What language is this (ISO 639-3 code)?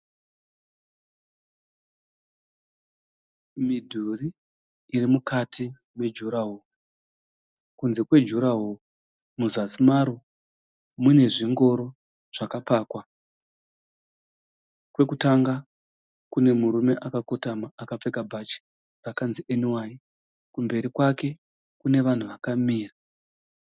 sna